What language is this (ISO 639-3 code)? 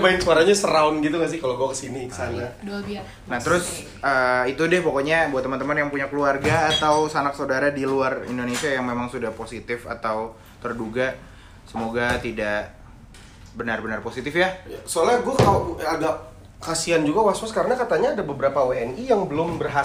ind